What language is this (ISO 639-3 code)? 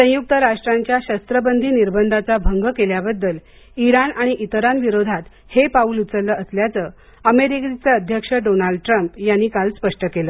mar